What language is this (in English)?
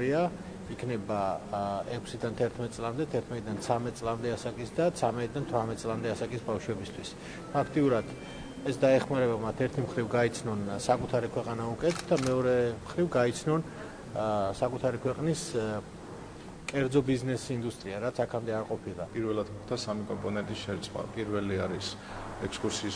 Romanian